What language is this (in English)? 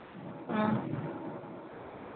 Manipuri